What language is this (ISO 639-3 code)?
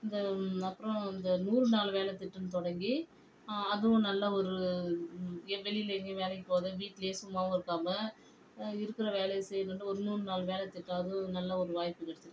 tam